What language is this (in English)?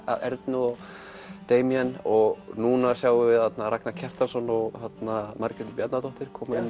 Icelandic